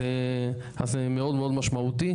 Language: Hebrew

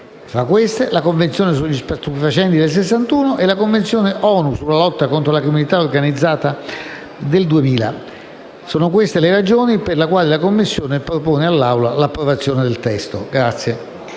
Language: Italian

